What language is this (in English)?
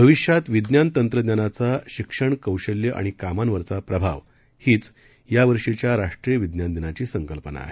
Marathi